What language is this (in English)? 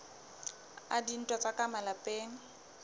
Southern Sotho